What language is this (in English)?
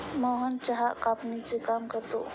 Marathi